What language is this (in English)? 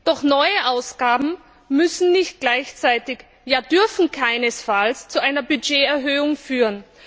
German